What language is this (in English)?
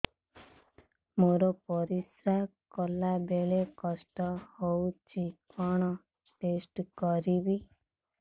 Odia